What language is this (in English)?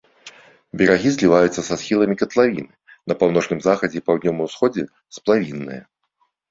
Belarusian